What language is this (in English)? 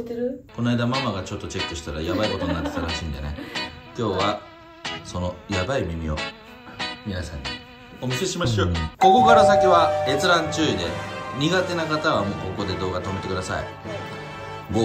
Japanese